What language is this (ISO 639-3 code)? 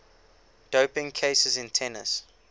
eng